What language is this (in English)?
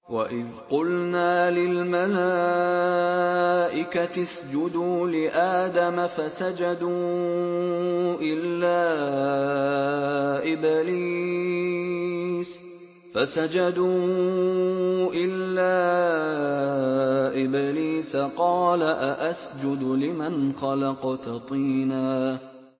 Arabic